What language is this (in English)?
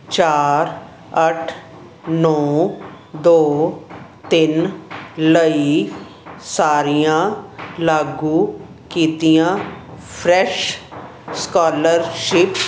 Punjabi